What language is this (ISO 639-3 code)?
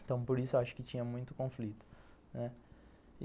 por